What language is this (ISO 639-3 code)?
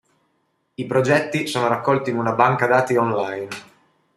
ita